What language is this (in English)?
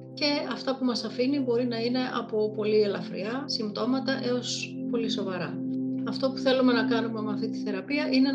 Greek